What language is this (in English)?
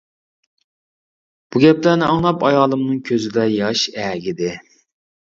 Uyghur